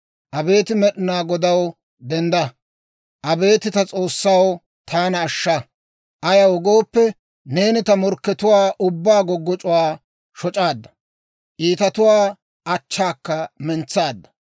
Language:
Dawro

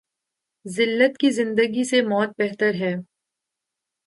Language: Urdu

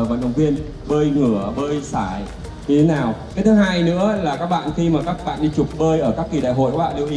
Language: Vietnamese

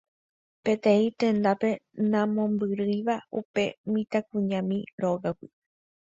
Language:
Guarani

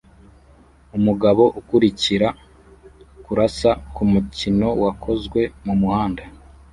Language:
Kinyarwanda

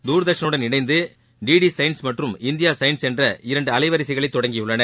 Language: Tamil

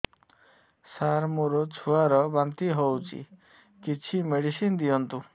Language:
Odia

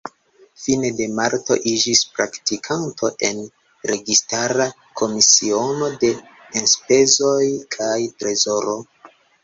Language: Esperanto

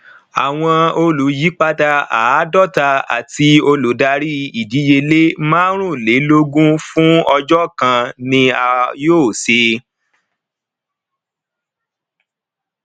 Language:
Yoruba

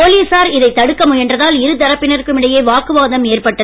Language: Tamil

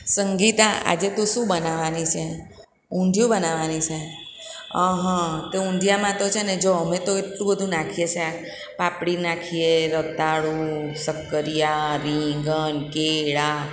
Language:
Gujarati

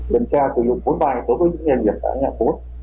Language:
Vietnamese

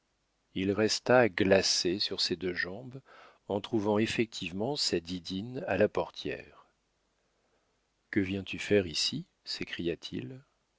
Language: French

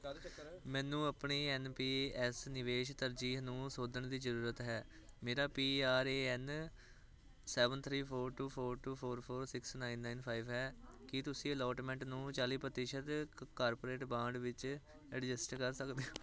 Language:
Punjabi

